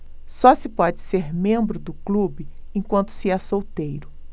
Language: Portuguese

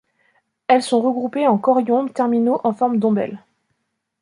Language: French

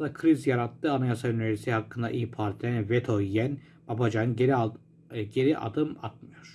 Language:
Turkish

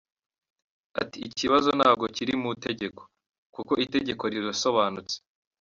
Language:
Kinyarwanda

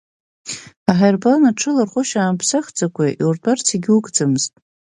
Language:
Abkhazian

